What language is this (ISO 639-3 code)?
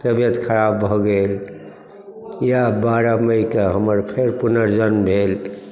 mai